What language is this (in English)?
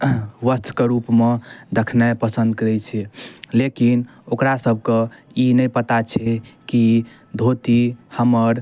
Maithili